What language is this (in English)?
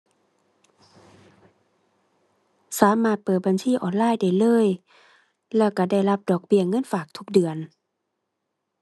Thai